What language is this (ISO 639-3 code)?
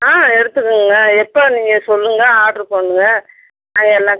tam